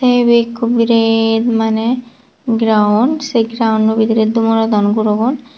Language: Chakma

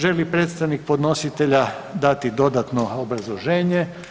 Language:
Croatian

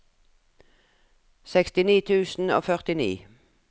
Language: Norwegian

